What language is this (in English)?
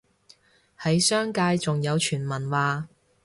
Cantonese